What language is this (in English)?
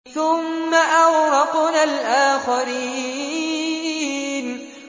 Arabic